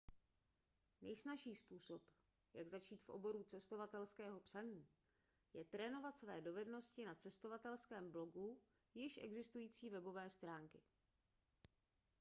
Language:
Czech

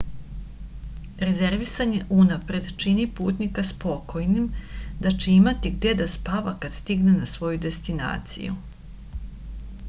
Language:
Serbian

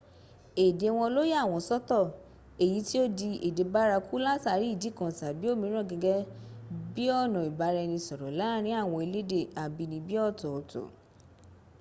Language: Yoruba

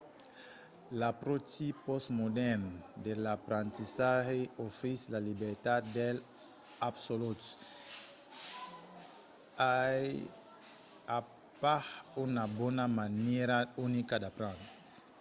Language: Occitan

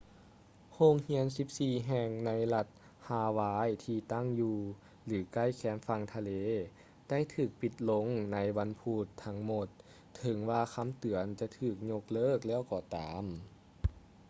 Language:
Lao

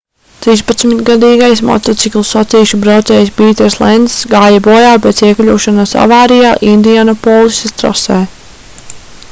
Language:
Latvian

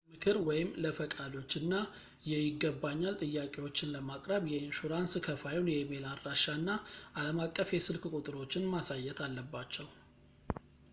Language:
Amharic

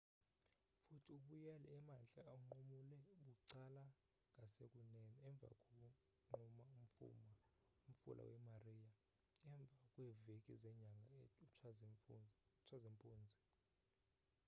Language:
Xhosa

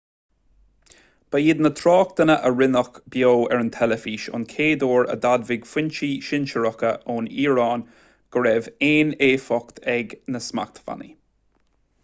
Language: Irish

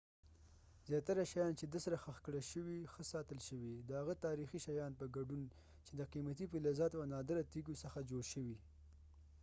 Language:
Pashto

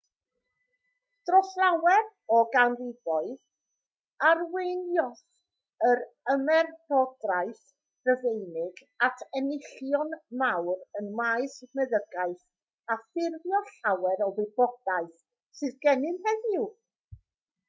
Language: Welsh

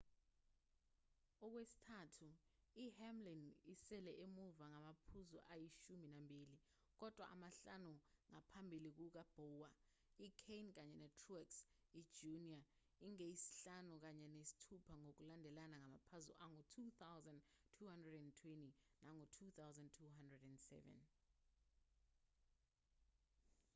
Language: Zulu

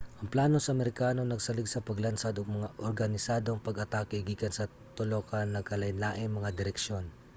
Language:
Cebuano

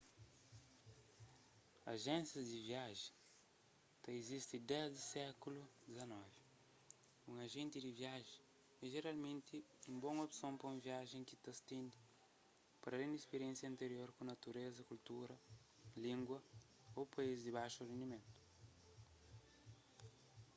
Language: Kabuverdianu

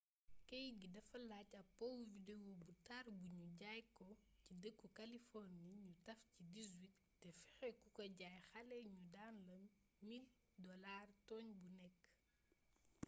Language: Wolof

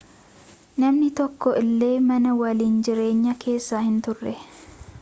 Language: Oromo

